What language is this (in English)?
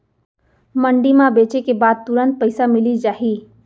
Chhattisgarhi